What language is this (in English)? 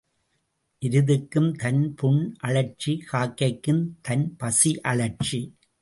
Tamil